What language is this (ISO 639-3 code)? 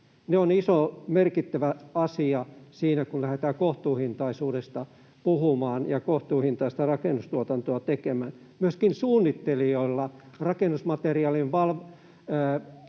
fin